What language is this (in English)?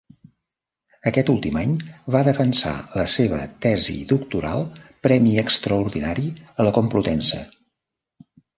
Catalan